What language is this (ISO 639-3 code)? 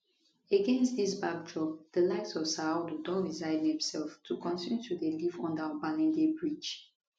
pcm